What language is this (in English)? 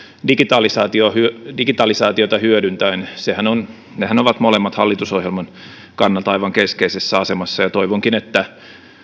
Finnish